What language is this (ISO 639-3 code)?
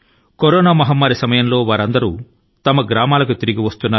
tel